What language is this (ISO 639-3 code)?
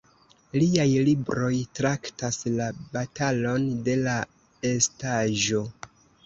epo